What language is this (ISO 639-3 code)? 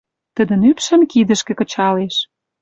mrj